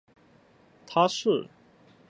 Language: Chinese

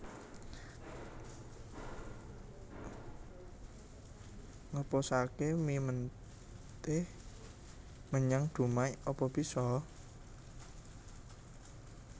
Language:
Javanese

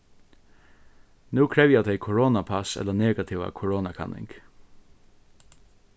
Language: Faroese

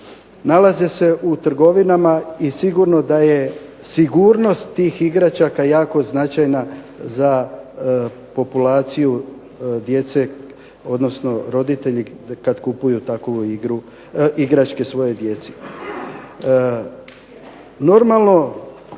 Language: Croatian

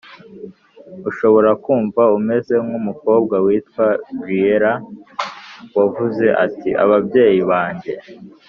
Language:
Kinyarwanda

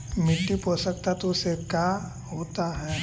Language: Magahi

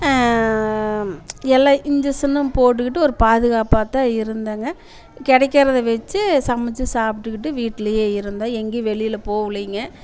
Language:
Tamil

